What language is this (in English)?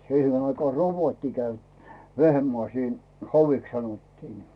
Finnish